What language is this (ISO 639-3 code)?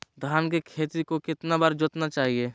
mag